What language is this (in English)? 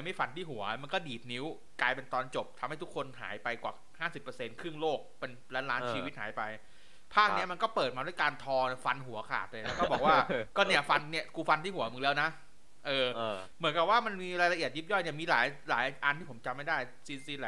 Thai